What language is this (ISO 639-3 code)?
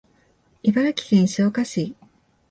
jpn